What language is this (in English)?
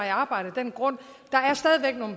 Danish